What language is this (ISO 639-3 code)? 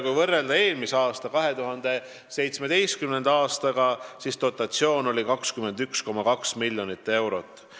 est